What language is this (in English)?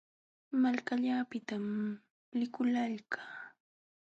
Jauja Wanca Quechua